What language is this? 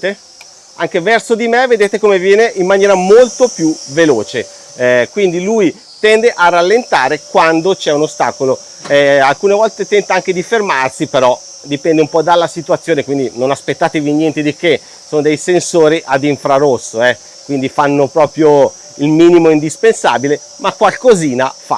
Italian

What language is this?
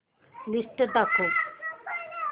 Marathi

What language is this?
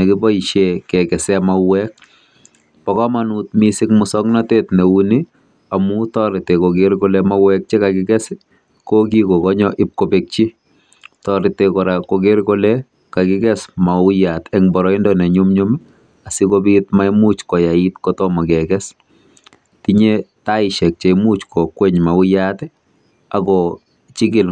Kalenjin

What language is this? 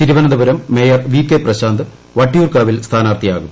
Malayalam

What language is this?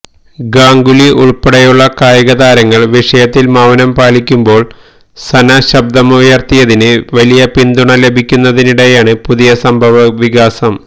Malayalam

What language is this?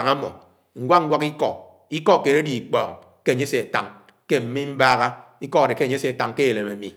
Anaang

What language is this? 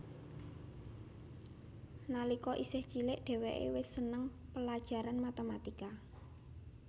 Javanese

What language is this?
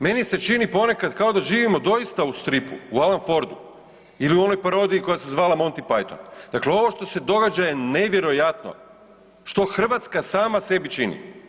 Croatian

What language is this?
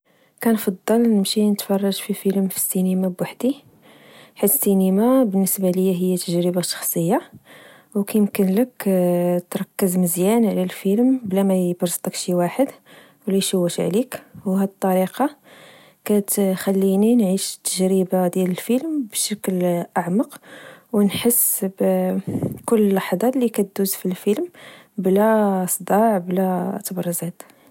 Moroccan Arabic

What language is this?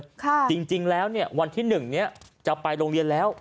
Thai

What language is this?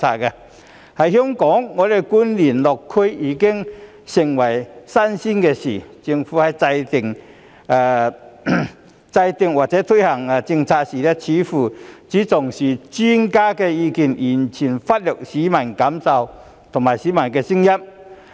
Cantonese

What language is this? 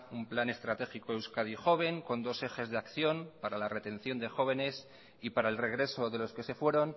Spanish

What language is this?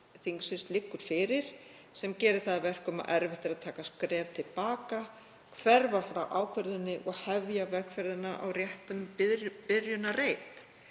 Icelandic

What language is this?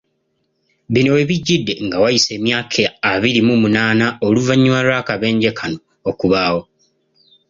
Ganda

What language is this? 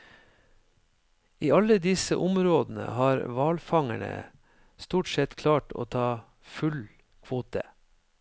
Norwegian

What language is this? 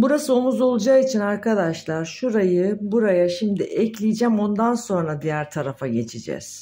Turkish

